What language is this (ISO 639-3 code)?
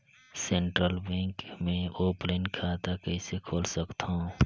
hne